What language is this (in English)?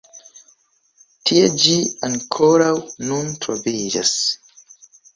Esperanto